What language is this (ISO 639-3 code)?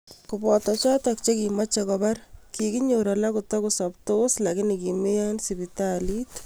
kln